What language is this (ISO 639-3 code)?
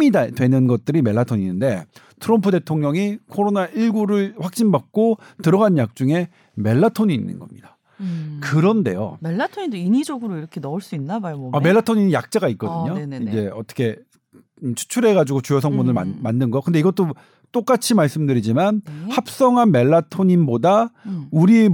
kor